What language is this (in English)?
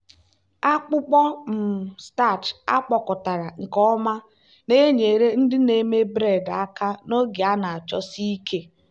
Igbo